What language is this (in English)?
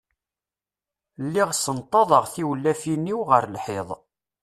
Kabyle